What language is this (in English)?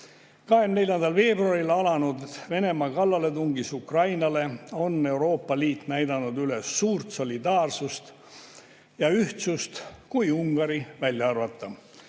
Estonian